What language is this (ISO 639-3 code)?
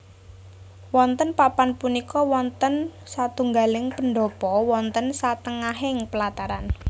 jav